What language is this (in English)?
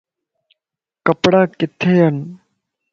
Lasi